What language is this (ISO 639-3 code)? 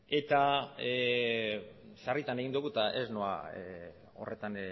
eus